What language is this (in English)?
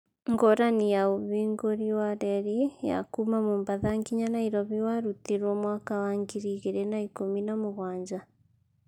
Kikuyu